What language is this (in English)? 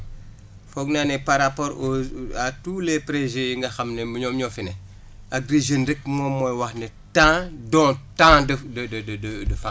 Wolof